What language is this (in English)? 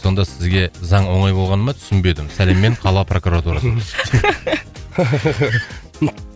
Kazakh